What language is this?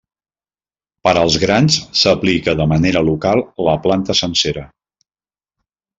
Catalan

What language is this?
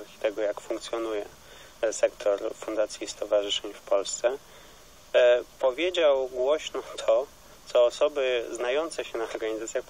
Polish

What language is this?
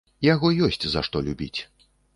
Belarusian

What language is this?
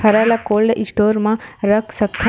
Chhattisgarhi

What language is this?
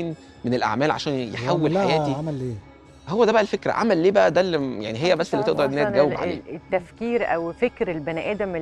Arabic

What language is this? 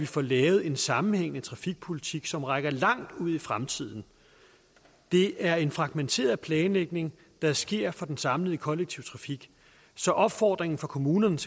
Danish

